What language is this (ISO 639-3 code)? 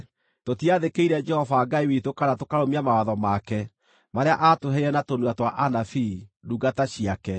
kik